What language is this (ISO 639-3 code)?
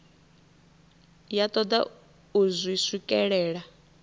ven